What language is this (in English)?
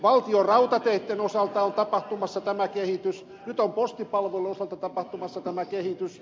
Finnish